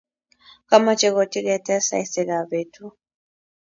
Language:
Kalenjin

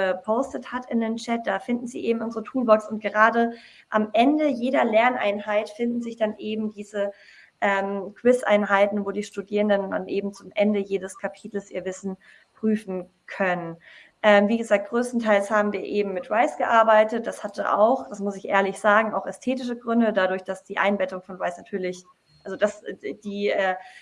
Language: German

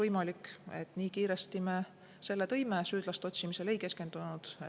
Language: Estonian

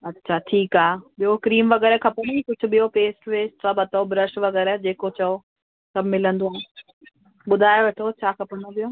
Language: Sindhi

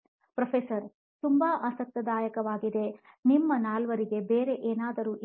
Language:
Kannada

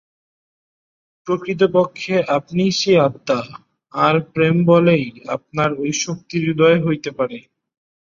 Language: Bangla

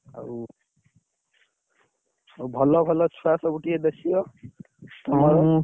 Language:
Odia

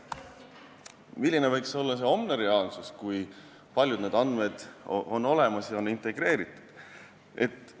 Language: Estonian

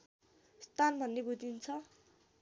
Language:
Nepali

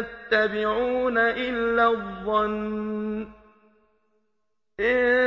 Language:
Arabic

